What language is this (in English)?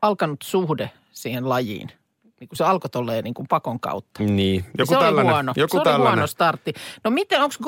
Finnish